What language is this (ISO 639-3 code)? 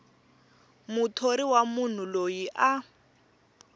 tso